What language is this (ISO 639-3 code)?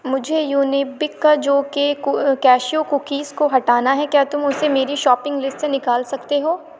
urd